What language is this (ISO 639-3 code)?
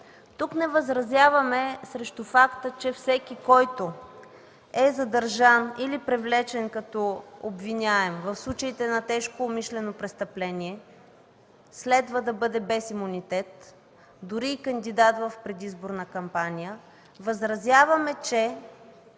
bul